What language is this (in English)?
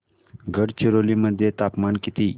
Marathi